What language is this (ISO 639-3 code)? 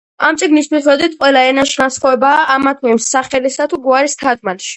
kat